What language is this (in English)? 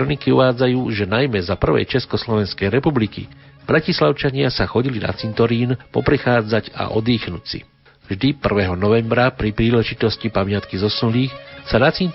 Slovak